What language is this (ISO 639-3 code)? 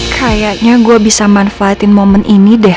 ind